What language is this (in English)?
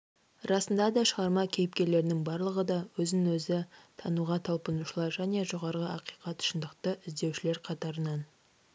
Kazakh